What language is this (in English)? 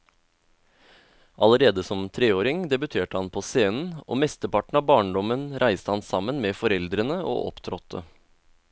Norwegian